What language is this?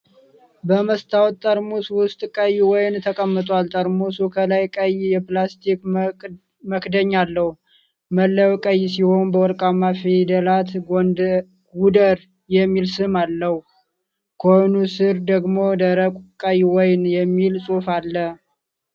Amharic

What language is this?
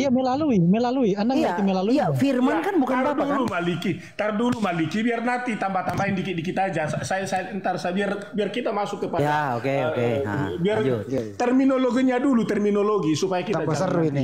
Indonesian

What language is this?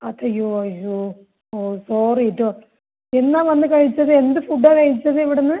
Malayalam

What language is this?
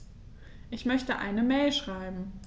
German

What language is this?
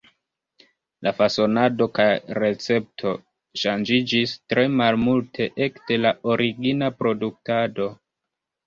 Esperanto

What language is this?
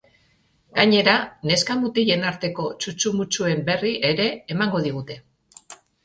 Basque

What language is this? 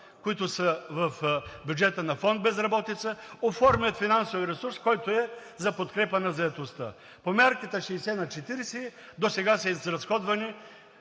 Bulgarian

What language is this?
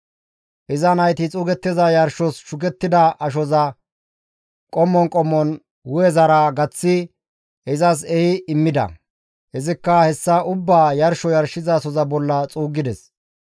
Gamo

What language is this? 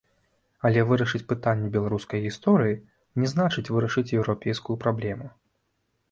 Belarusian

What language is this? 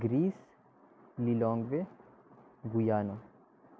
Urdu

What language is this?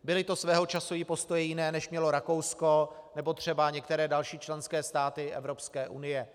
Czech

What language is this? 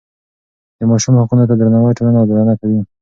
Pashto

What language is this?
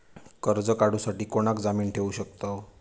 Marathi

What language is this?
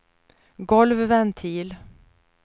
Swedish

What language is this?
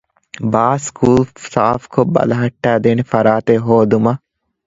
Divehi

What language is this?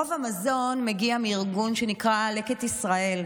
Hebrew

